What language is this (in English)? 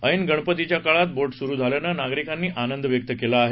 Marathi